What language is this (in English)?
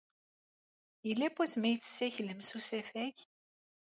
Kabyle